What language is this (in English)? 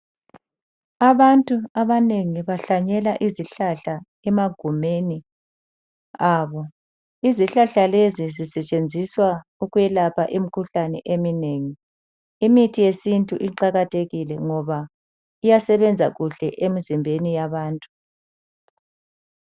North Ndebele